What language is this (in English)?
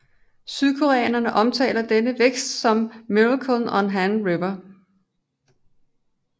Danish